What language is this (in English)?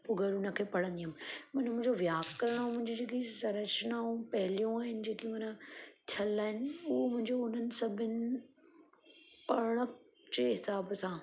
Sindhi